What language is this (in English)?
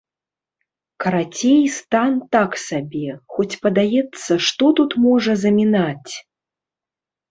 Belarusian